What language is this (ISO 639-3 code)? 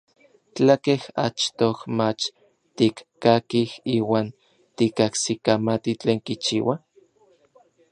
nlv